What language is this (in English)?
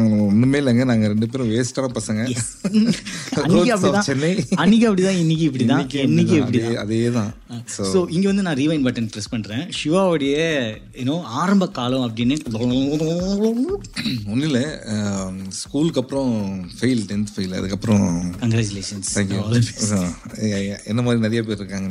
Tamil